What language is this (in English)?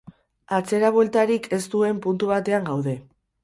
Basque